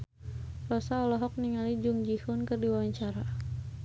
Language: Sundanese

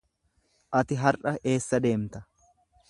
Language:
Oromo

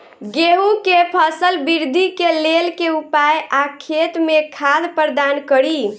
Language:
Maithili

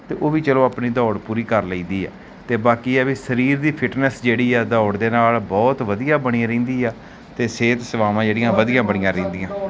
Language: Punjabi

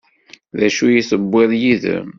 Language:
Kabyle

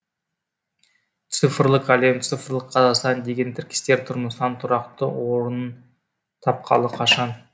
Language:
Kazakh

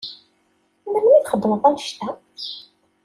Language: Kabyle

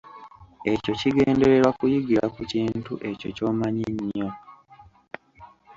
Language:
Ganda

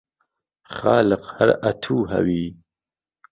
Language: Central Kurdish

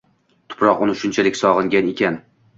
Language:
Uzbek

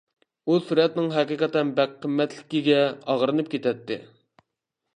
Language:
Uyghur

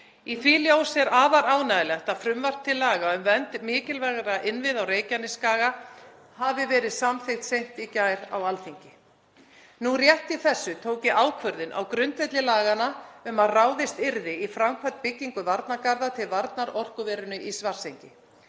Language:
Icelandic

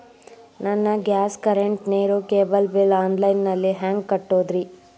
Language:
Kannada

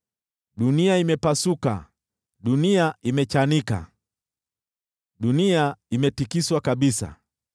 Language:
Swahili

